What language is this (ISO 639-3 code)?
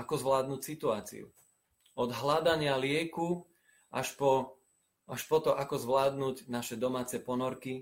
slk